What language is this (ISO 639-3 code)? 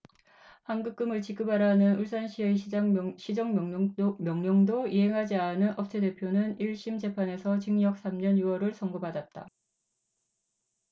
kor